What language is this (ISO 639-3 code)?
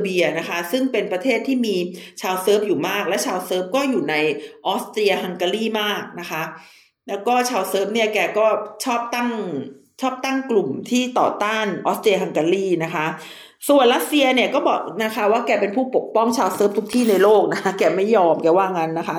tha